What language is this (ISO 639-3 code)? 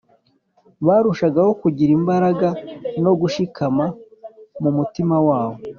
kin